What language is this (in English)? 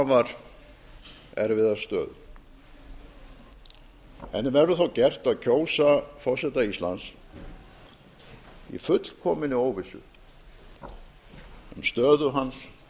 Icelandic